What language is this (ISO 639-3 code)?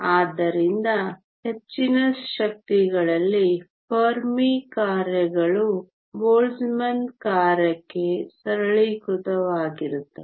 kan